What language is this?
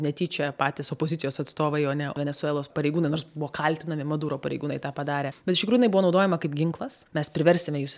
Lithuanian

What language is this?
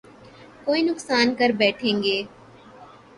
Urdu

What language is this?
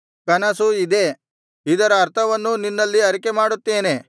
Kannada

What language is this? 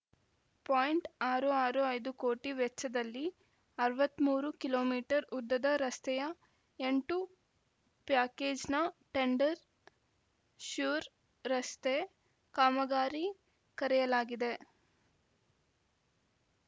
Kannada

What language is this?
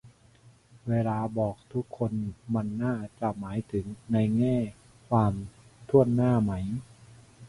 Thai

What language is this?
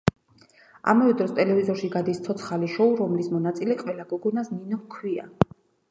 Georgian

